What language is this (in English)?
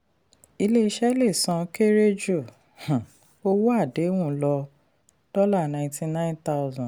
Yoruba